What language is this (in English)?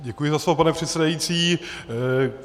Czech